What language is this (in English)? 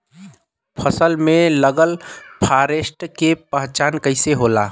Bhojpuri